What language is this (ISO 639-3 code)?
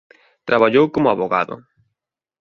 glg